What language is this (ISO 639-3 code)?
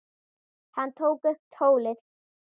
isl